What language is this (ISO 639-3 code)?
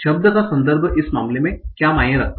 hin